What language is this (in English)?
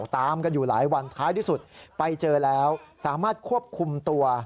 Thai